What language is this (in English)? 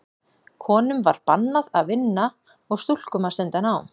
Icelandic